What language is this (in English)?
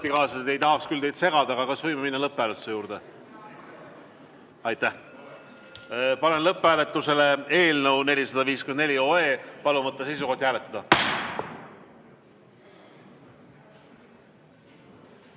Estonian